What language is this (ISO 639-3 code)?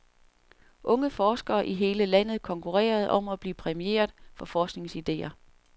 dan